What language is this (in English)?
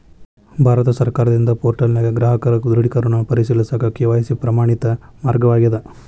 Kannada